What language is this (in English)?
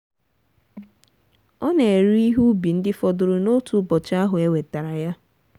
Igbo